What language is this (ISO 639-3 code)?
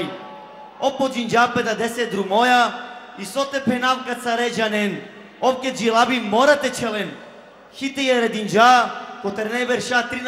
ron